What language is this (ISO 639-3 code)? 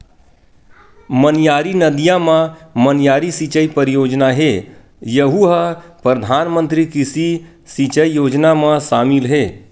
hne